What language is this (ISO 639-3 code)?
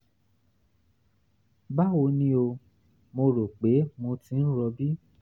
yor